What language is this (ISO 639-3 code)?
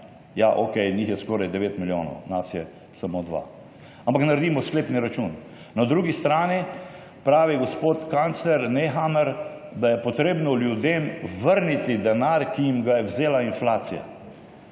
slv